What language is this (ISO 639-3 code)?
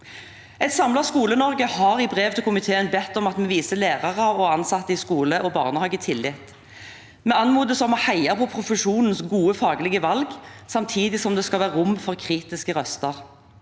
nor